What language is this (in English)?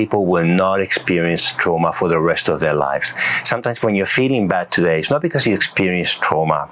English